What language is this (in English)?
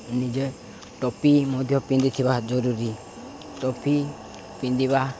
Odia